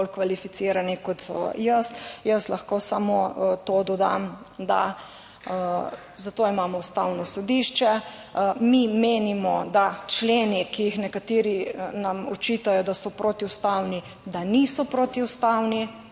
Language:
Slovenian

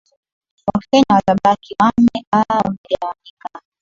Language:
Swahili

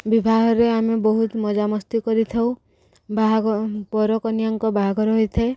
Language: Odia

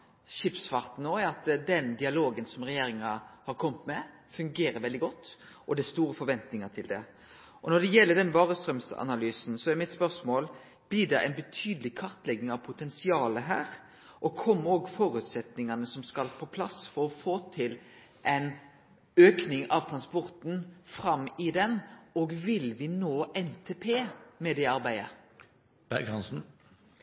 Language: Norwegian Nynorsk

